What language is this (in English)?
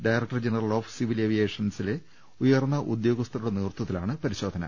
Malayalam